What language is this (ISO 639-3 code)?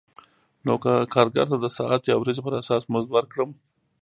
pus